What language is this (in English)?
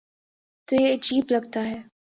Urdu